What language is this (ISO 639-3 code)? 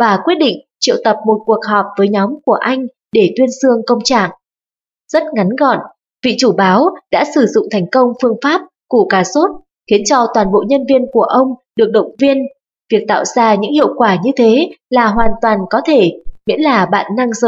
vie